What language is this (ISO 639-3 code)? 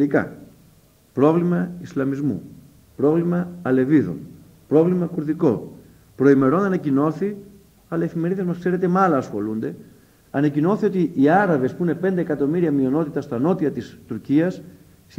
ell